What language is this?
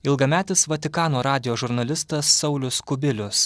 Lithuanian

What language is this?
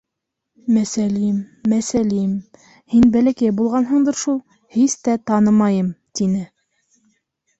Bashkir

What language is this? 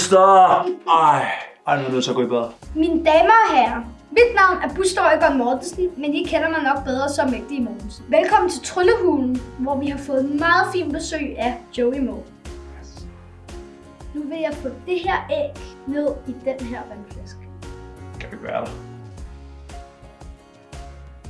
Danish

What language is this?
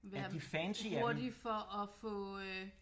Danish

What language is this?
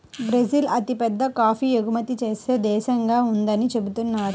Telugu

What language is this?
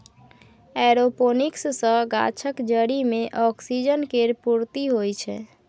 Maithili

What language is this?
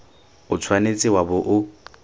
Tswana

